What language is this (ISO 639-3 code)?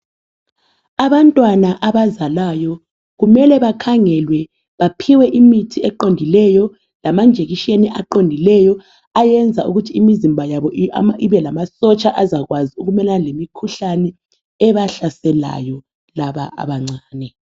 nde